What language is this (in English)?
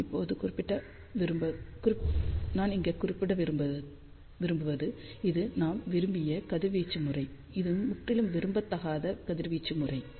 Tamil